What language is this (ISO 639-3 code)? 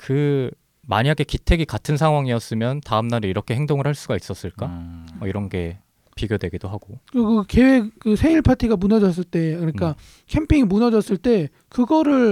kor